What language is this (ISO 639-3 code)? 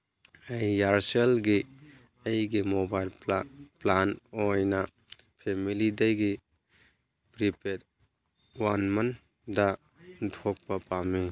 mni